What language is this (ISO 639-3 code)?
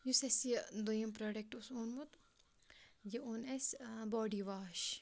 kas